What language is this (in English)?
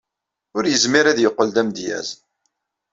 Kabyle